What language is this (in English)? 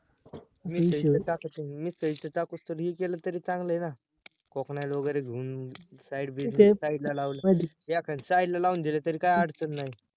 Marathi